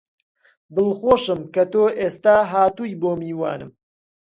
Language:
Central Kurdish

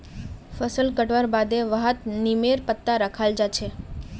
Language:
Magahi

